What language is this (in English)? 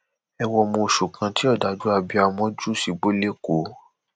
Yoruba